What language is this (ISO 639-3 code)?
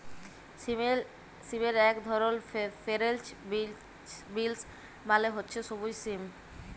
ben